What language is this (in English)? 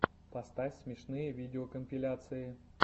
Russian